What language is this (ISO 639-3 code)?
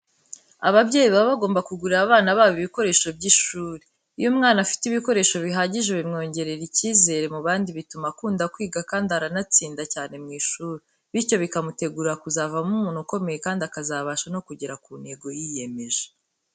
kin